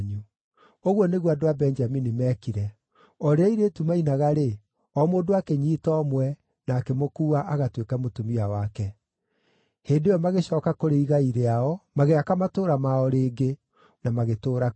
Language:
Kikuyu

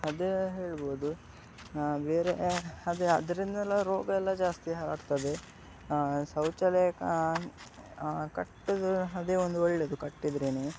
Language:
Kannada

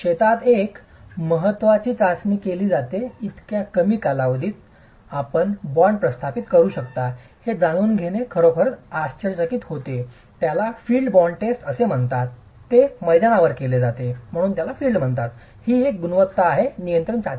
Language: Marathi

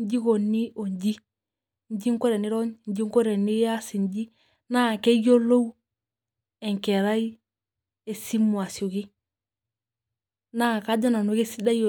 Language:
Masai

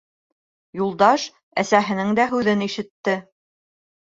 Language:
Bashkir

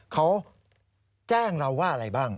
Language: Thai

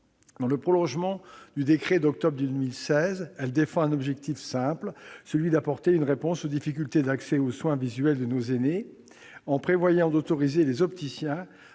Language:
French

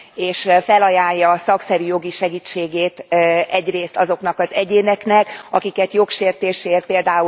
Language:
Hungarian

